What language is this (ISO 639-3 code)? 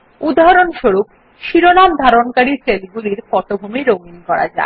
ben